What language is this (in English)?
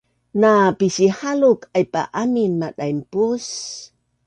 Bunun